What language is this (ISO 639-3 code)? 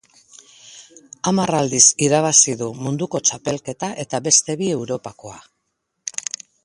eus